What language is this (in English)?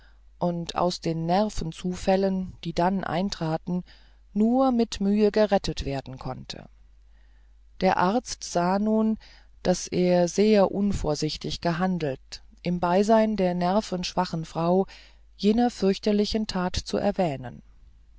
German